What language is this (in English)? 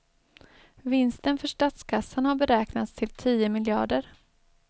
Swedish